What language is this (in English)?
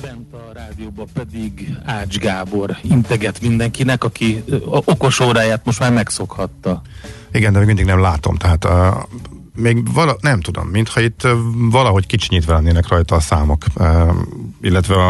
Hungarian